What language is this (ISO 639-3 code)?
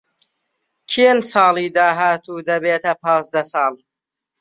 ckb